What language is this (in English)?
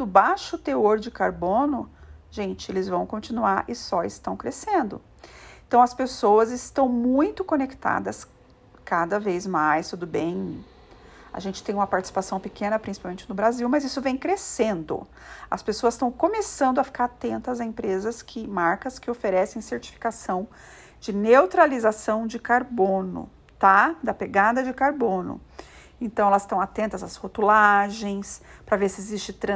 Portuguese